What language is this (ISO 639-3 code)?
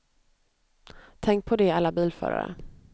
swe